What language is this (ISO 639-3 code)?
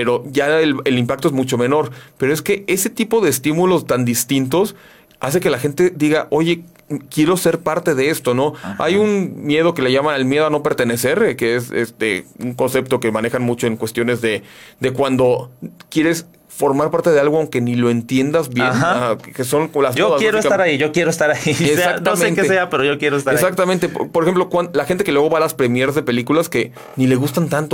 spa